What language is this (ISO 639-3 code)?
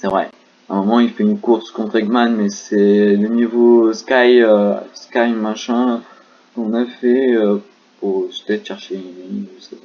fra